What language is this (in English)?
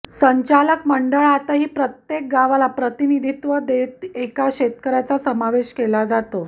Marathi